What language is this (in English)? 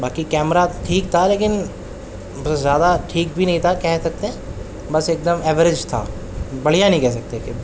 Urdu